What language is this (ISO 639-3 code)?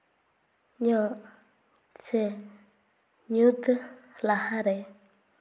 sat